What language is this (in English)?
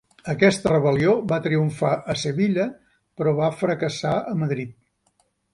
Catalan